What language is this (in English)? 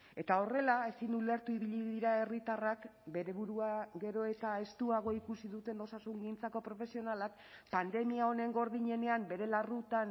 Basque